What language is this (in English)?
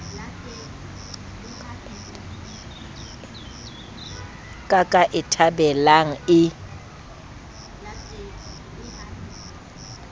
Southern Sotho